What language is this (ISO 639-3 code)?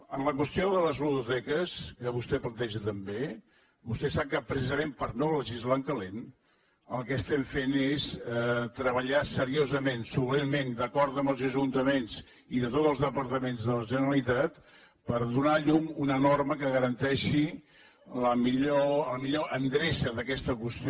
cat